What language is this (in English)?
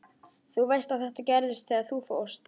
Icelandic